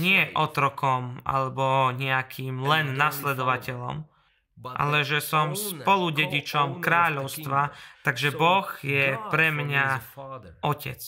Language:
Slovak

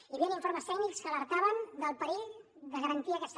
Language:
Catalan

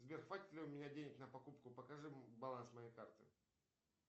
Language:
Russian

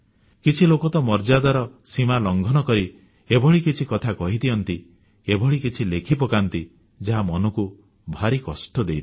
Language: Odia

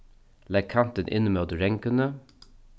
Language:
Faroese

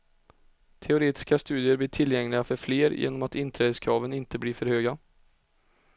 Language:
Swedish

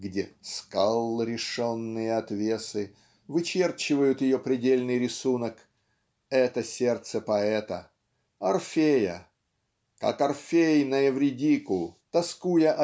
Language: Russian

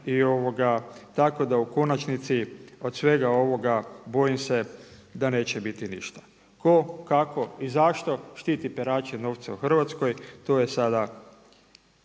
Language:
Croatian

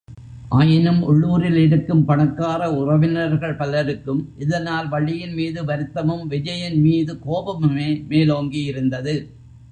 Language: Tamil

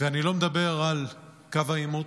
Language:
Hebrew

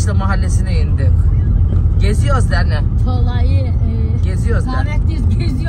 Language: Turkish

